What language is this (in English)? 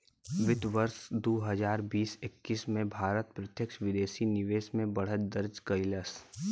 Bhojpuri